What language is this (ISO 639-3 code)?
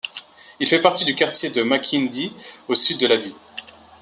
fra